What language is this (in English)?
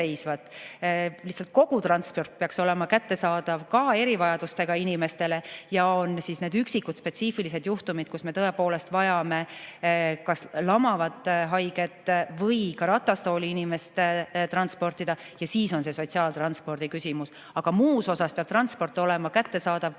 Estonian